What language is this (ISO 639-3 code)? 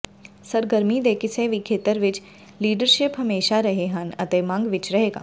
pan